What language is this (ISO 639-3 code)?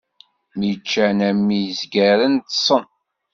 kab